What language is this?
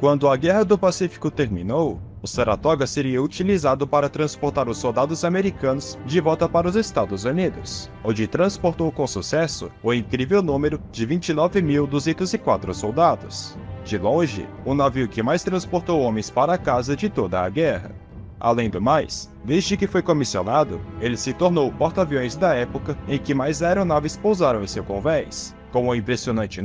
Portuguese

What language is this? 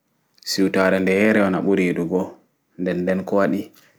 Fula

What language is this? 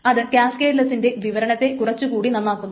Malayalam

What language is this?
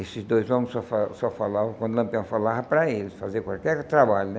Portuguese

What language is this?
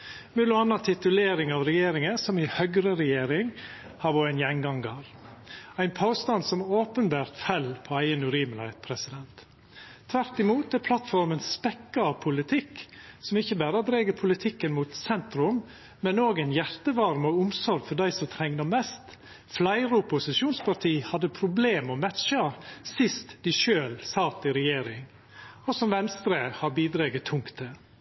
Norwegian Nynorsk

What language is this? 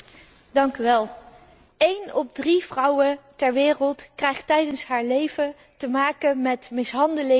Dutch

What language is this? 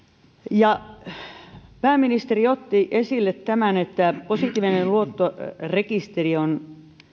Finnish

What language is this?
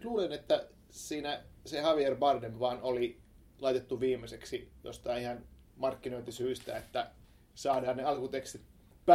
Finnish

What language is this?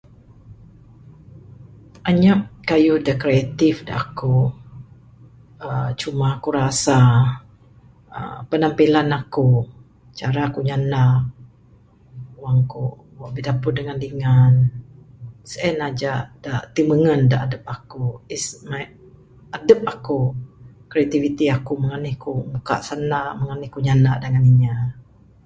Bukar-Sadung Bidayuh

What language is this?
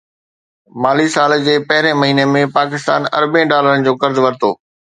Sindhi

